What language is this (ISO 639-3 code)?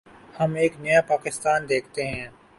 urd